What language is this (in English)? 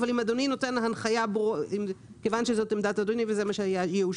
Hebrew